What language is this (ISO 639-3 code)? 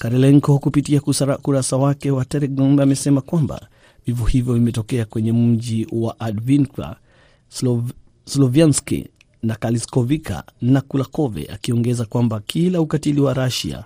swa